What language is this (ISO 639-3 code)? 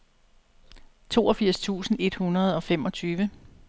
dan